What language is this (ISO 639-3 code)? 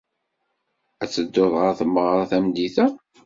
kab